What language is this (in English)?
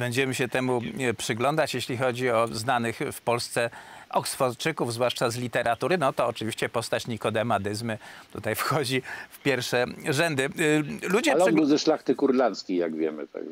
Polish